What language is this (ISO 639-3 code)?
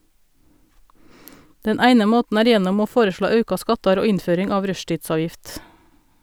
nor